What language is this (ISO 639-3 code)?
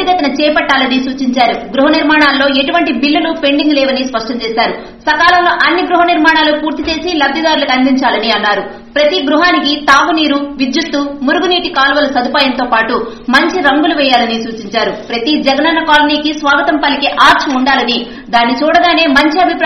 hin